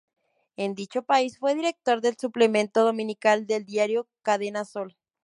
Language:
Spanish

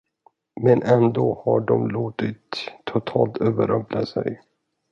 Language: Swedish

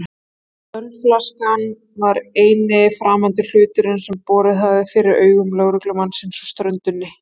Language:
Icelandic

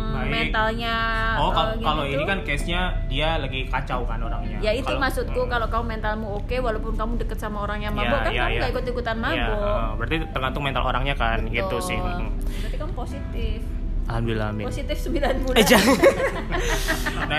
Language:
Indonesian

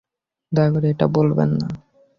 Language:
Bangla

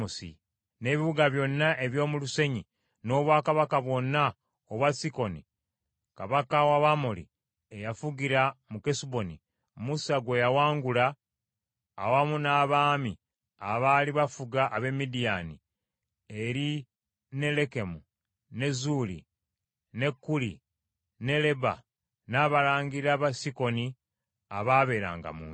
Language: Ganda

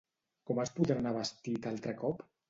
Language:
Catalan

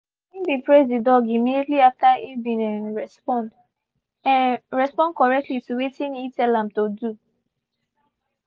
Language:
Nigerian Pidgin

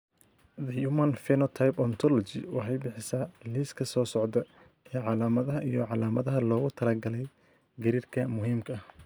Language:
Somali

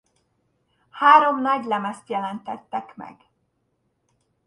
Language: Hungarian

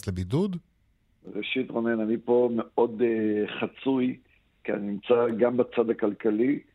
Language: Hebrew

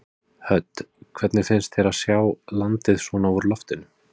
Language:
Icelandic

